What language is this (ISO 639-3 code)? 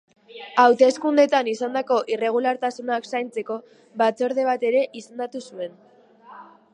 eus